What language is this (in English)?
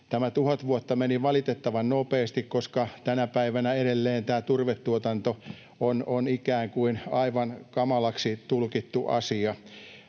Finnish